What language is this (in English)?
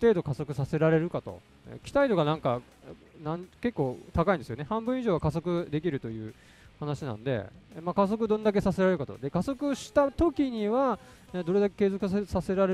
Japanese